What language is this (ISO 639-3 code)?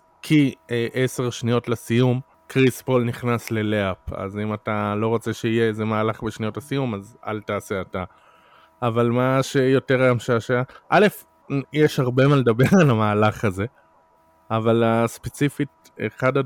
heb